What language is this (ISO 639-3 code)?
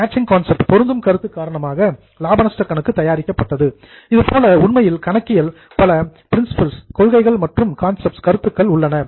tam